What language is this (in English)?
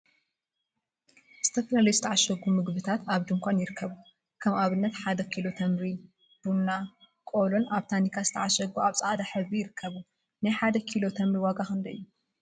Tigrinya